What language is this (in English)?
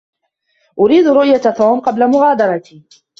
Arabic